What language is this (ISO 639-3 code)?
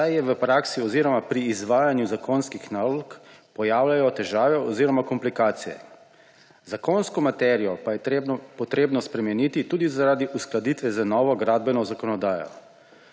slv